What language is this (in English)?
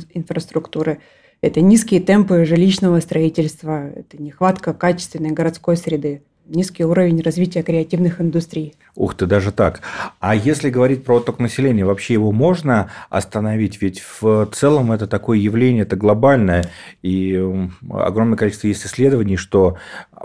Russian